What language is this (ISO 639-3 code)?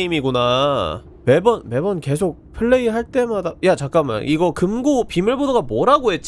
kor